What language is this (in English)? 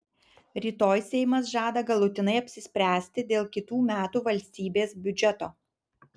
Lithuanian